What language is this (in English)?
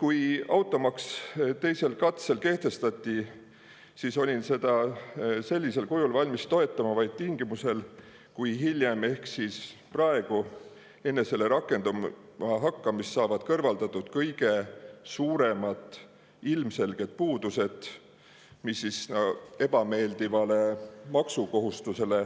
Estonian